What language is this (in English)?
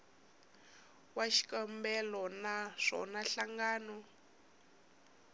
Tsonga